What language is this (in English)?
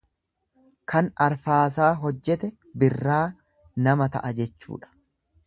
Oromo